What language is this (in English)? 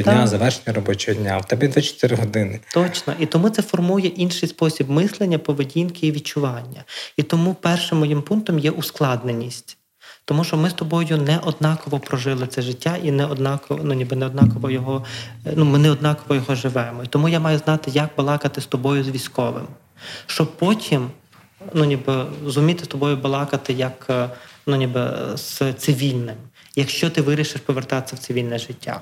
Ukrainian